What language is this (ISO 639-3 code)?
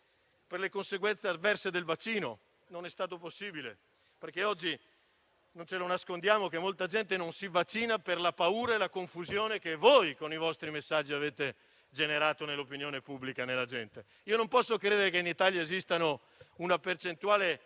ita